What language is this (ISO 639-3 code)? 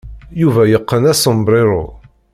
kab